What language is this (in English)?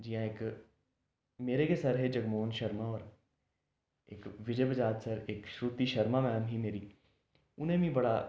Dogri